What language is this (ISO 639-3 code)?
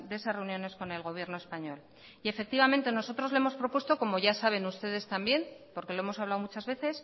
spa